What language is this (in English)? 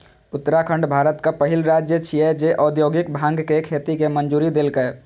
Maithili